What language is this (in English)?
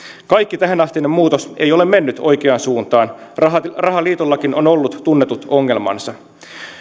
Finnish